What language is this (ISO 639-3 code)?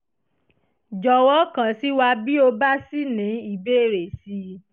yor